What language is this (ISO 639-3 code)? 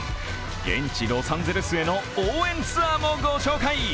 jpn